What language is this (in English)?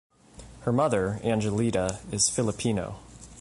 English